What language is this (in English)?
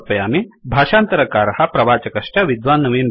Sanskrit